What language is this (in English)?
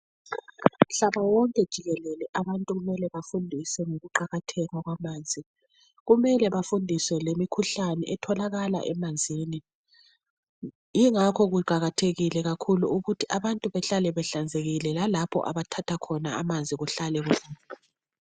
North Ndebele